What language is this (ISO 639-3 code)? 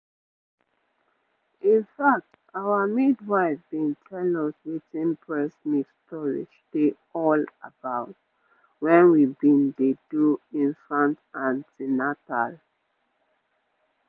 pcm